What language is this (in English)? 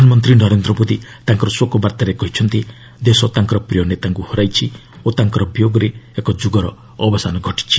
Odia